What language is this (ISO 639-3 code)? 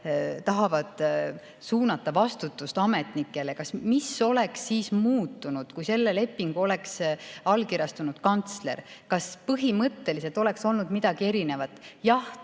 est